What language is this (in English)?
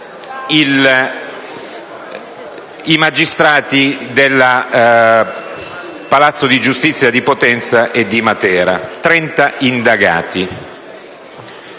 Italian